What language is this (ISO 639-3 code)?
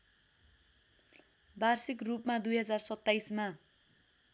nep